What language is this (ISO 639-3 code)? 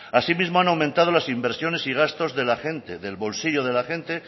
spa